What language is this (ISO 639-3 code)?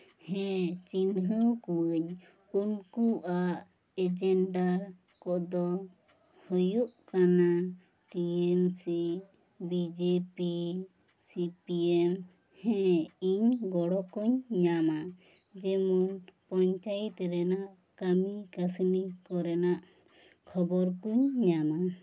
sat